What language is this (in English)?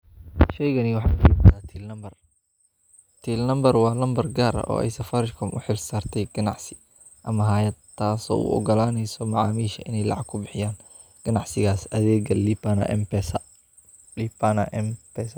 Somali